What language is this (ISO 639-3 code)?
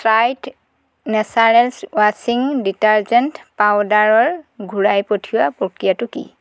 asm